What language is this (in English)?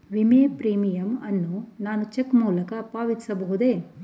Kannada